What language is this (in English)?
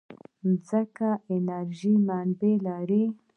Pashto